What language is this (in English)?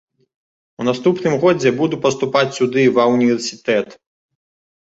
Belarusian